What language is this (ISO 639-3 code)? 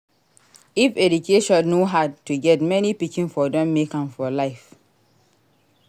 pcm